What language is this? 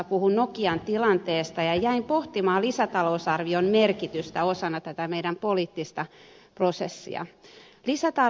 Finnish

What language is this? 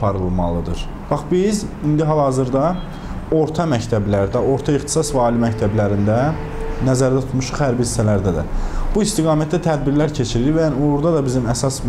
Turkish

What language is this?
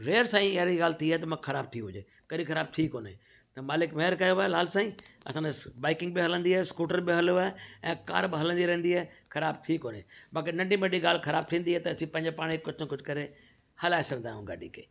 Sindhi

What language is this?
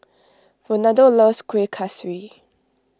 English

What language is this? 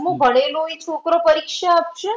Gujarati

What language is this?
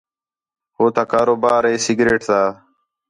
Khetrani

